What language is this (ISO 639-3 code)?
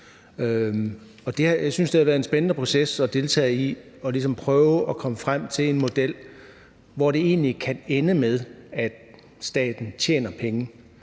dan